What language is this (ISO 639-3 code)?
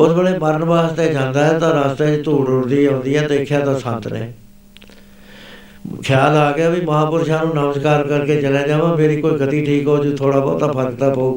pan